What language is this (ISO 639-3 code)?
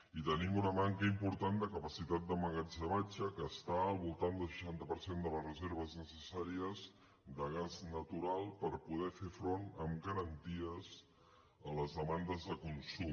cat